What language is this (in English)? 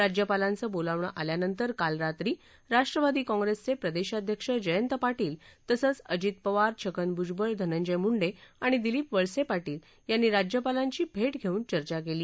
Marathi